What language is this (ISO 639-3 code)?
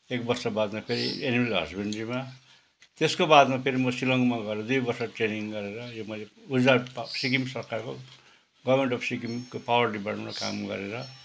nep